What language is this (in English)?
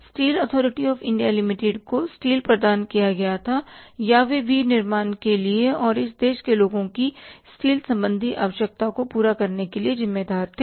Hindi